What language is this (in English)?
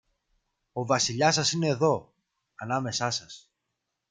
Greek